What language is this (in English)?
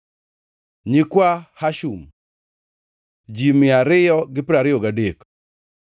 Luo (Kenya and Tanzania)